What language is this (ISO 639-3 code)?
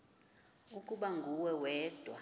xho